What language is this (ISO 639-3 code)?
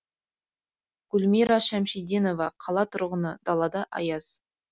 kaz